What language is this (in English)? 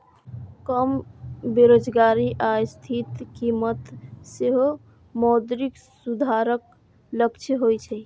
Maithili